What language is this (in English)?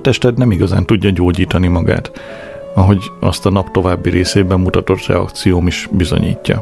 Hungarian